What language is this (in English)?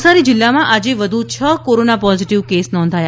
Gujarati